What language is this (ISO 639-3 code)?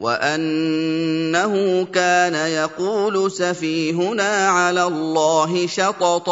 ara